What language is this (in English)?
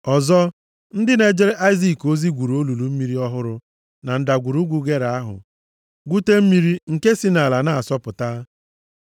Igbo